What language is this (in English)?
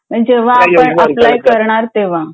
Marathi